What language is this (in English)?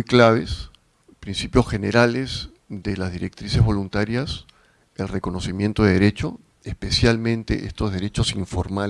Spanish